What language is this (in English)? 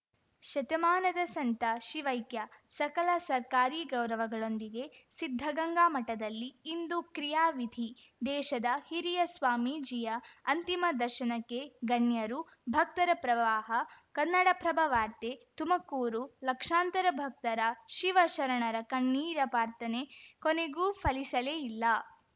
Kannada